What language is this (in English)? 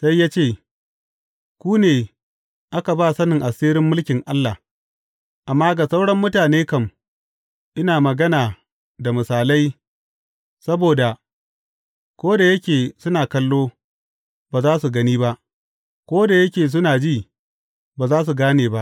Hausa